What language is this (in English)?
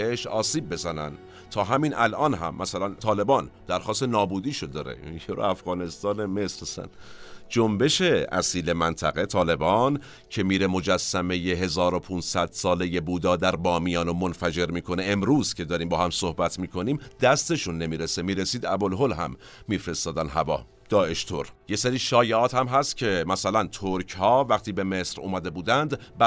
Persian